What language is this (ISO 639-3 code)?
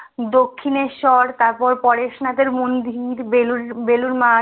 ben